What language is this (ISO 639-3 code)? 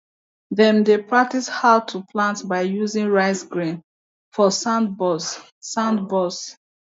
pcm